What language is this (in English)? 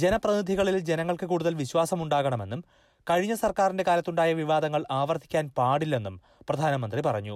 Malayalam